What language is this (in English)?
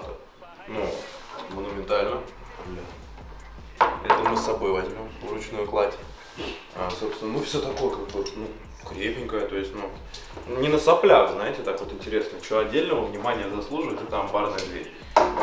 Russian